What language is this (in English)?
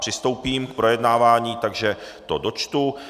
Czech